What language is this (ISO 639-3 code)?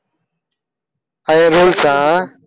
tam